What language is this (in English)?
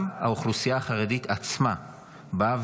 Hebrew